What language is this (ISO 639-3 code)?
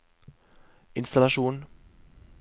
nor